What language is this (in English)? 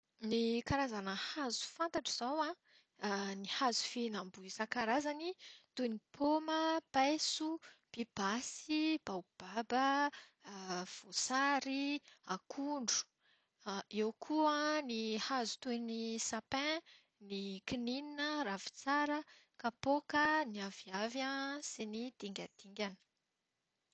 Malagasy